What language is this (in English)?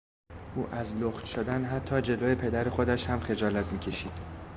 Persian